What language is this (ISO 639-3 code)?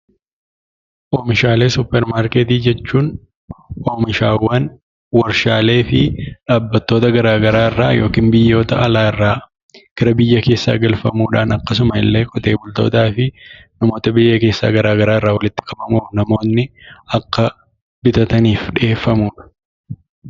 orm